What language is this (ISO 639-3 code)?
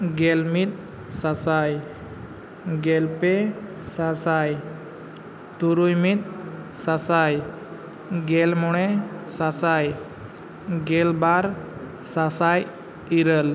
sat